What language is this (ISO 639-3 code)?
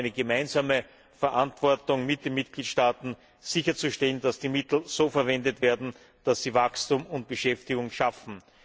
deu